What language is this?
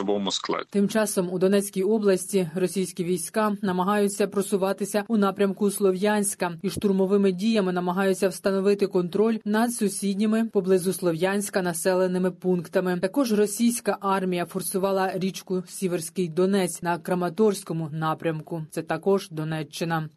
Ukrainian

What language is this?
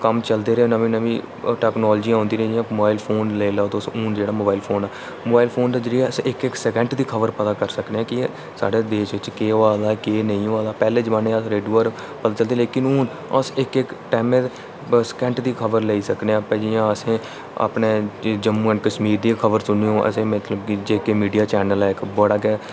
Dogri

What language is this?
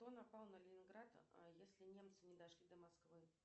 Russian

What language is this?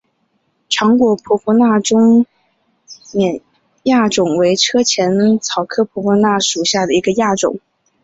Chinese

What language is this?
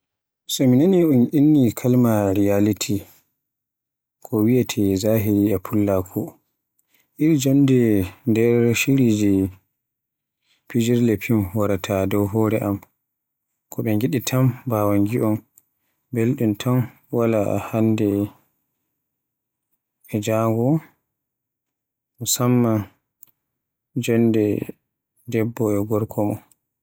Borgu Fulfulde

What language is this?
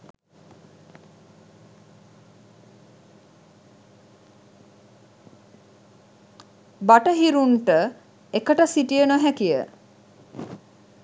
Sinhala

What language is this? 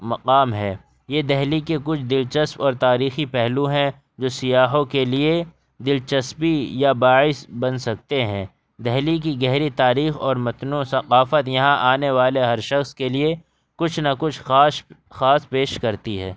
Urdu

